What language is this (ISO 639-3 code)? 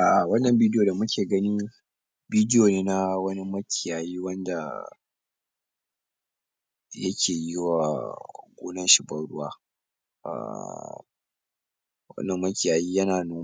hau